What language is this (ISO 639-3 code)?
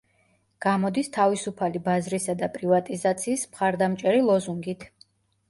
kat